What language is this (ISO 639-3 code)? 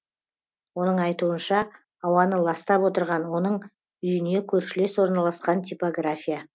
kaz